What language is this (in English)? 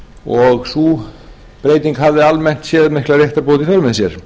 Icelandic